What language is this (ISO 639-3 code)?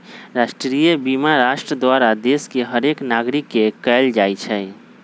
mag